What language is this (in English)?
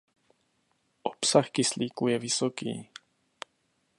Czech